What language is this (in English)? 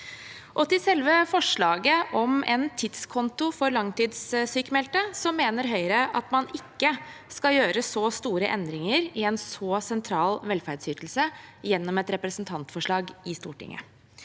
Norwegian